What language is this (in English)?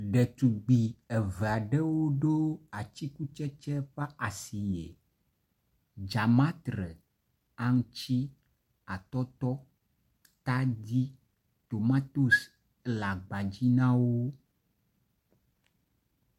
Ewe